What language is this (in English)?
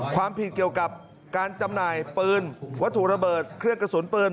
Thai